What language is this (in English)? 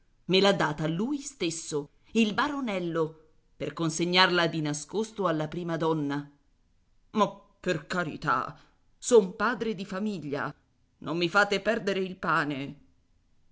Italian